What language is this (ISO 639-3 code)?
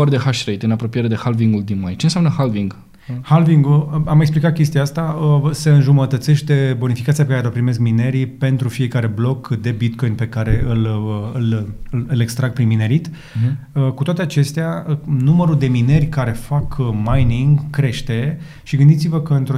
ron